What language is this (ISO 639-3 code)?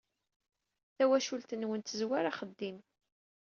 kab